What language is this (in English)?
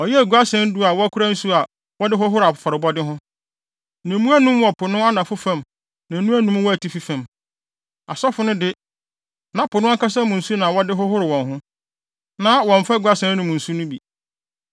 Akan